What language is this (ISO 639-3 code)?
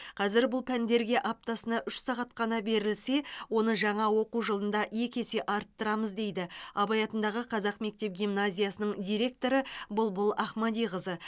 kaz